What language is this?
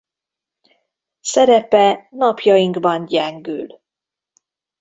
Hungarian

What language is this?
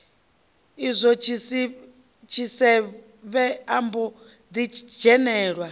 Venda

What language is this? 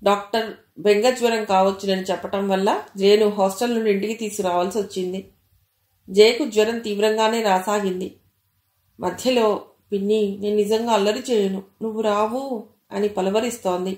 Telugu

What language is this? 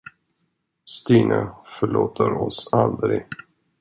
Swedish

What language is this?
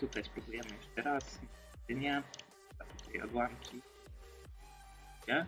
Polish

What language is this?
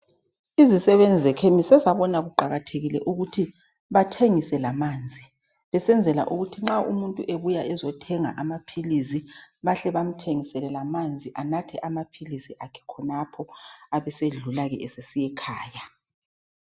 North Ndebele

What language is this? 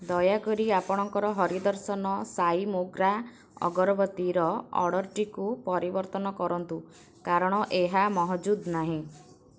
Odia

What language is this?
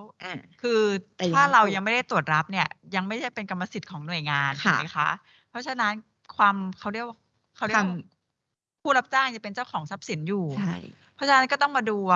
Thai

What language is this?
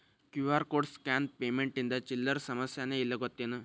Kannada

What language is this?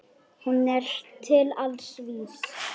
Icelandic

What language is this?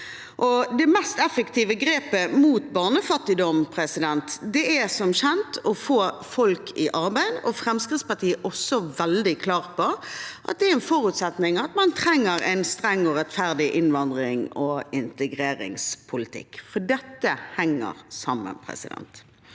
Norwegian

